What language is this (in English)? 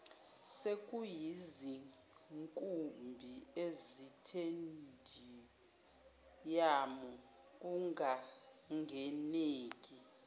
Zulu